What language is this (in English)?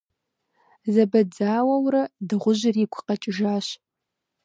Kabardian